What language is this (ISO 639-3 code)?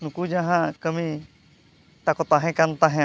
sat